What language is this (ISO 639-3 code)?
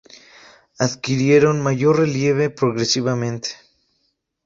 spa